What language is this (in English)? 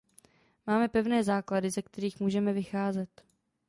Czech